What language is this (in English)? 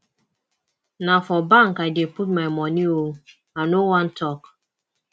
Nigerian Pidgin